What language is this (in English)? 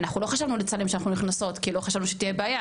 Hebrew